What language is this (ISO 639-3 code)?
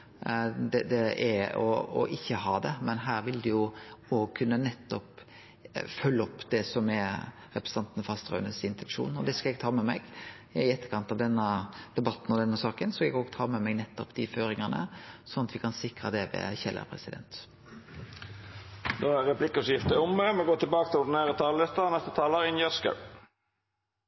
nor